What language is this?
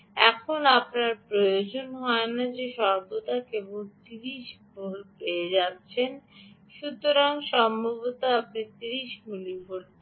Bangla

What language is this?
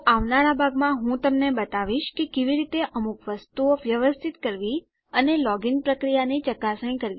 Gujarati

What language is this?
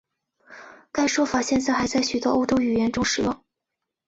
Chinese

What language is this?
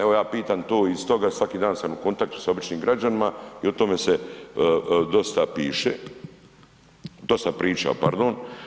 Croatian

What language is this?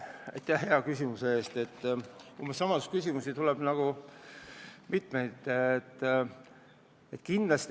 Estonian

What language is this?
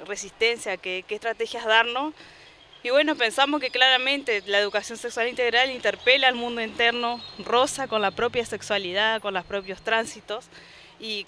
Spanish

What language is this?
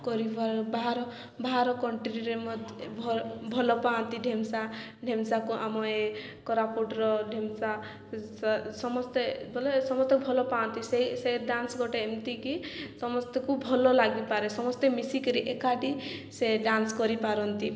Odia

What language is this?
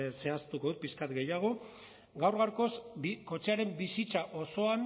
Basque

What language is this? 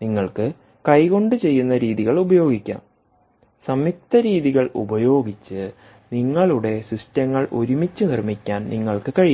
Malayalam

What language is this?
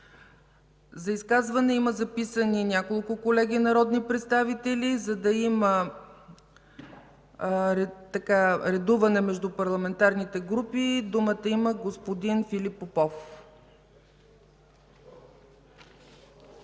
Bulgarian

